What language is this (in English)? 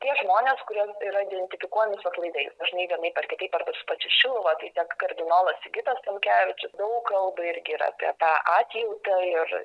Lithuanian